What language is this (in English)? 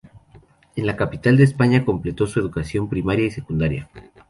Spanish